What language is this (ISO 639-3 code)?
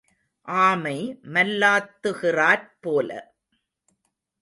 tam